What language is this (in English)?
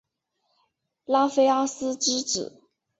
Chinese